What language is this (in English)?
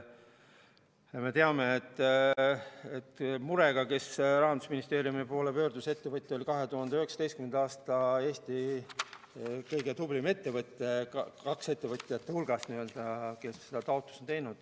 Estonian